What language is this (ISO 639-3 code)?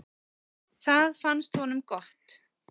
isl